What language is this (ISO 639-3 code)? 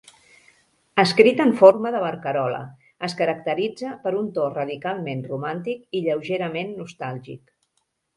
cat